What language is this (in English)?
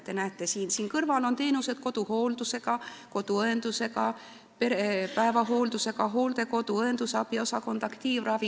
Estonian